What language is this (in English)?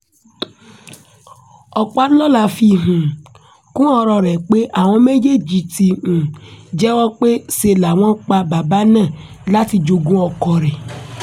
Yoruba